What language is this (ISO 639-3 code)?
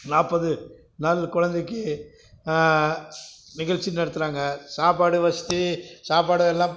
tam